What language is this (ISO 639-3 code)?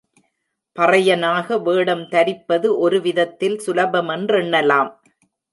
tam